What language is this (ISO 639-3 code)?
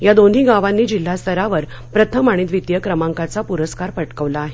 mar